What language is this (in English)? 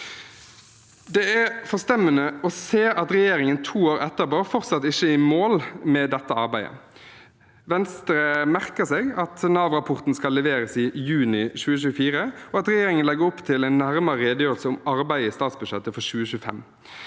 Norwegian